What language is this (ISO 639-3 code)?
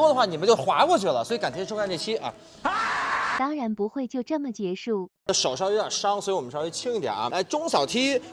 zho